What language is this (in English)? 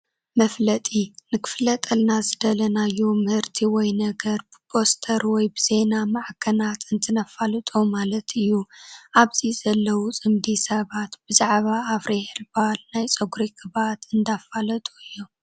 Tigrinya